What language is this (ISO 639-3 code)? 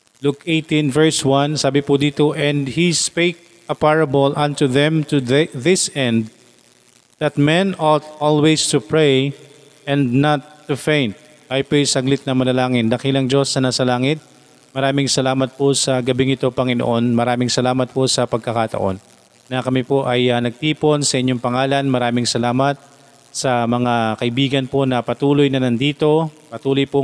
fil